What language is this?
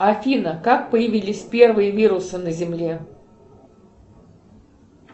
Russian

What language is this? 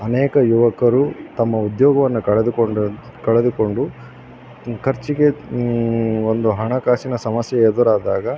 Kannada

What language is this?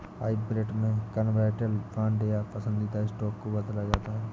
Hindi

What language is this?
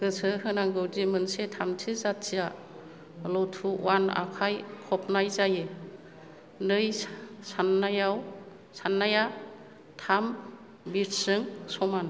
Bodo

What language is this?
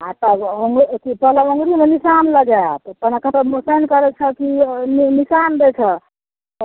Maithili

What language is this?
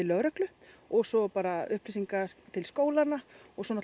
Icelandic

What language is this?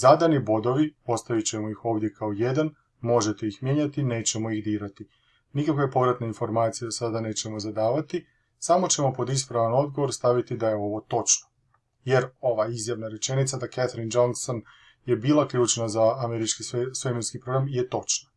Croatian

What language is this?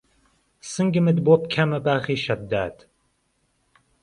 Central Kurdish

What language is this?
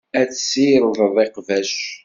Kabyle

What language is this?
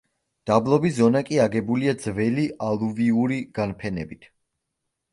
Georgian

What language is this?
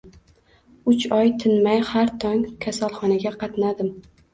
Uzbek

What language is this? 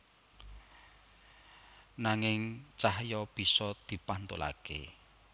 Javanese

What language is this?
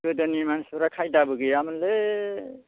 Bodo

